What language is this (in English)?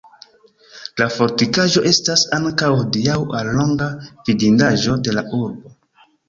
Esperanto